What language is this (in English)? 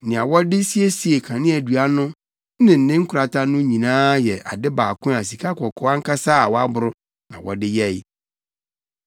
Akan